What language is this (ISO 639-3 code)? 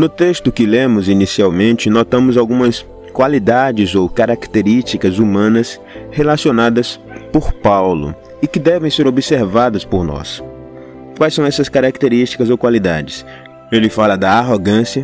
por